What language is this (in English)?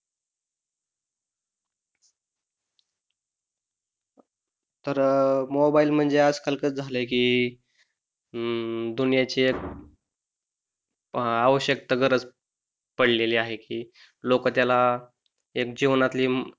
Marathi